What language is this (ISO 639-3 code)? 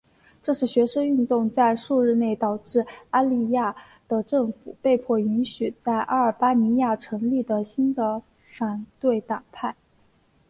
zho